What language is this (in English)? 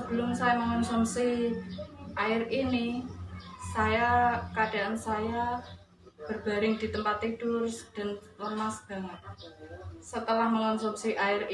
Indonesian